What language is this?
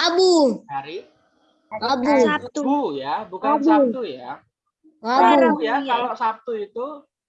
Indonesian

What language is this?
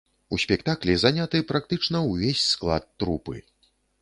Belarusian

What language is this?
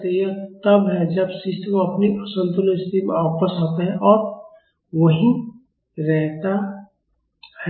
Hindi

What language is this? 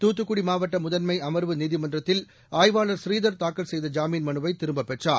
Tamil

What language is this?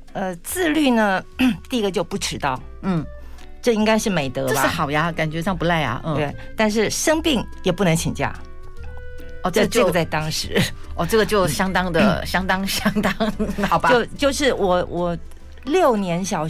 Chinese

